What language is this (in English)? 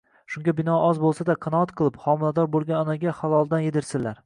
Uzbek